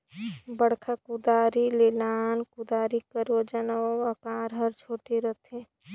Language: Chhattisgarhi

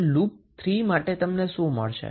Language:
Gujarati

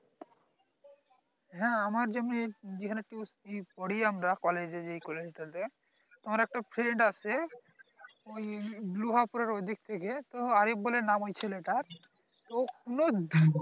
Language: Bangla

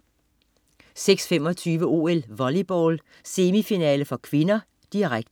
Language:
Danish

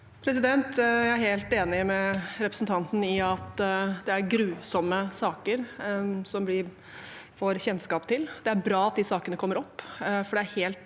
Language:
Norwegian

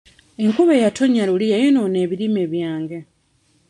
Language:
Ganda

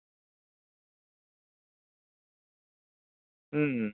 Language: Santali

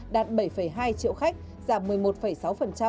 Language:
Vietnamese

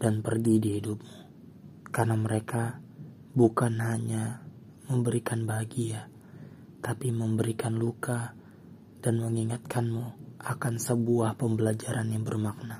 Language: Indonesian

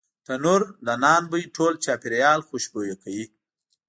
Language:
Pashto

